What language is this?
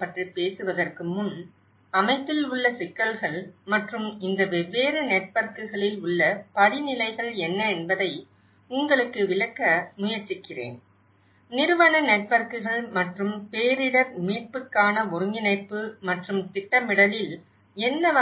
Tamil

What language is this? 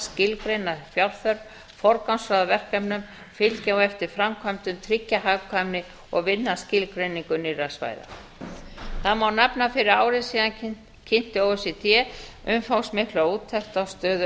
Icelandic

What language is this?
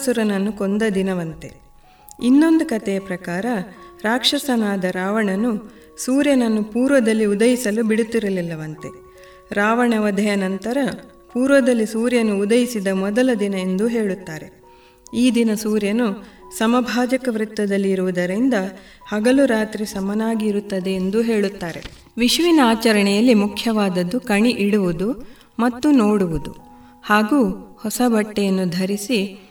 Kannada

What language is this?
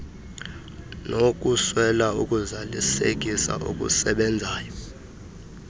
Xhosa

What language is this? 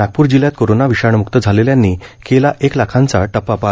Marathi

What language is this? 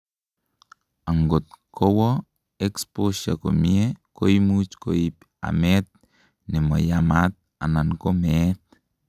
Kalenjin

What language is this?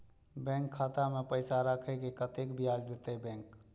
Maithili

